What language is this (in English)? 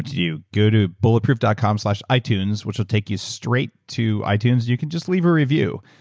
English